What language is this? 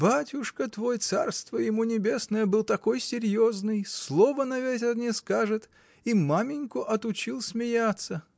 Russian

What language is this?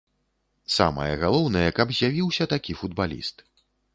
Belarusian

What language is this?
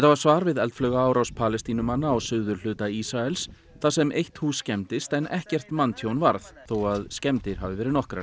Icelandic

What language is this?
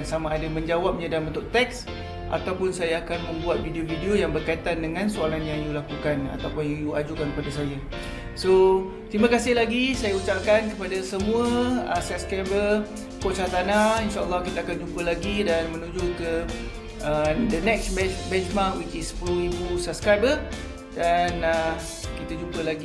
Malay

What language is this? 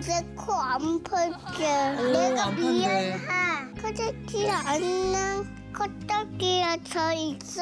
Korean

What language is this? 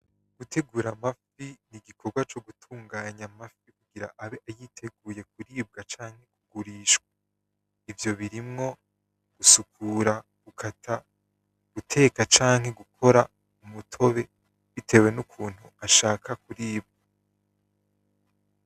Rundi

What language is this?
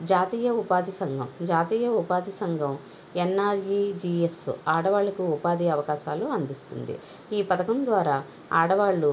Telugu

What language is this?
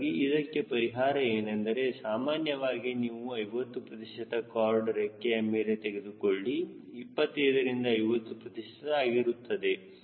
Kannada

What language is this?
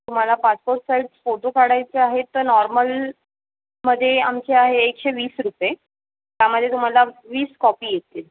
Marathi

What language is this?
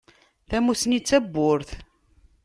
Kabyle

